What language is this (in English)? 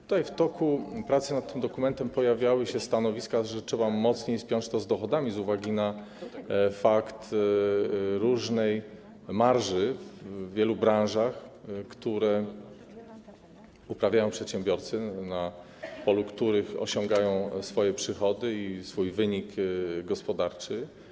Polish